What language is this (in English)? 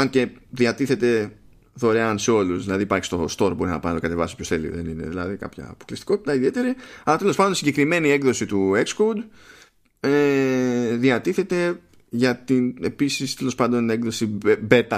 Greek